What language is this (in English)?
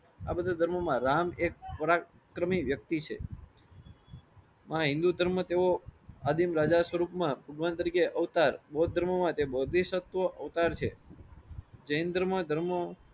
Gujarati